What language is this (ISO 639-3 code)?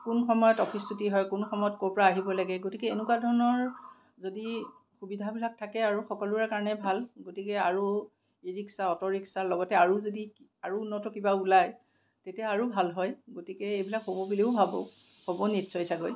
asm